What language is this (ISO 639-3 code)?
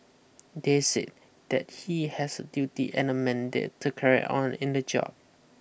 eng